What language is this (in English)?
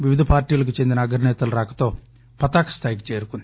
Telugu